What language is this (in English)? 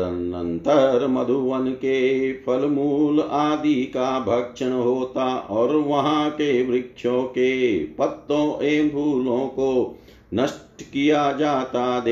Hindi